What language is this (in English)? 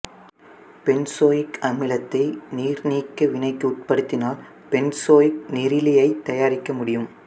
Tamil